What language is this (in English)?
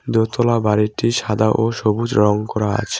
Bangla